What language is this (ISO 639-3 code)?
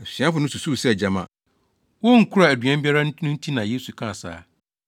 aka